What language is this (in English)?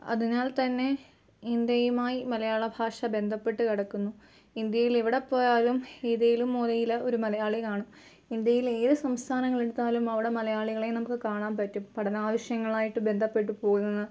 Malayalam